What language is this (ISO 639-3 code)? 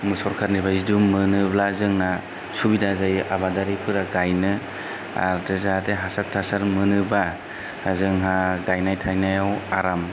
brx